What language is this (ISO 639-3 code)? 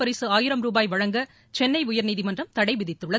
tam